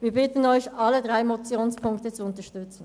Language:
Swiss German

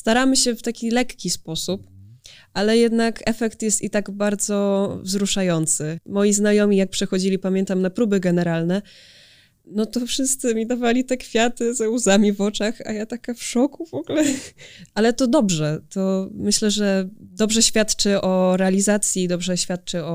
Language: Polish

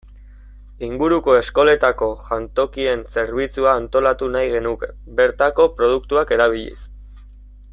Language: Basque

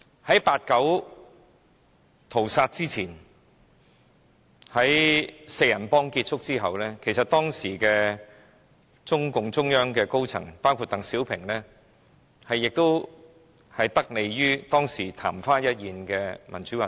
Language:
Cantonese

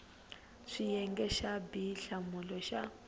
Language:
Tsonga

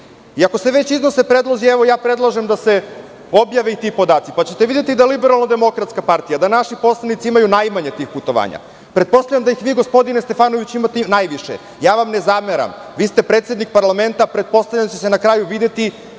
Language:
Serbian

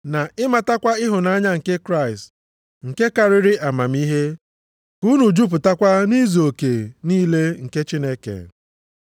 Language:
Igbo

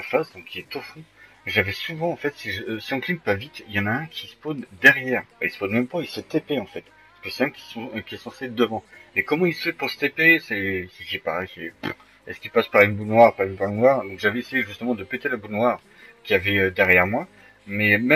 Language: French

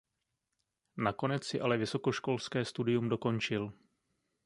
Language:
Czech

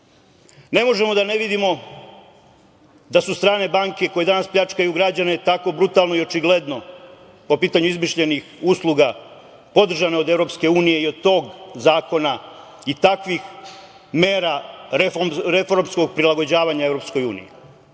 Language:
Serbian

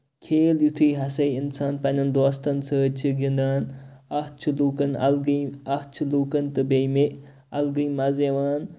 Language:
Kashmiri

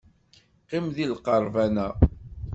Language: Kabyle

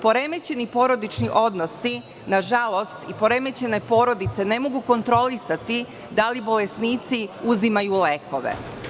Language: Serbian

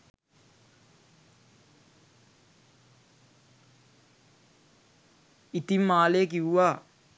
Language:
Sinhala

